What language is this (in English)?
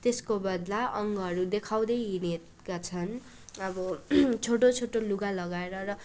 Nepali